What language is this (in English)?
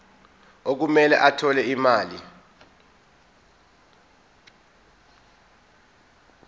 Zulu